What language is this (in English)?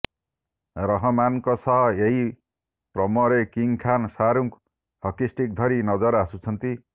Odia